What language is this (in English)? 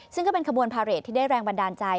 Thai